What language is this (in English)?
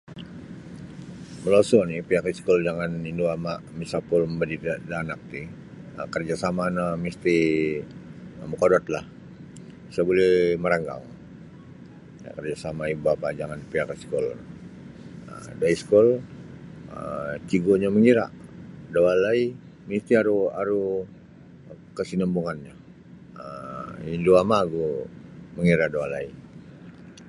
Sabah Bisaya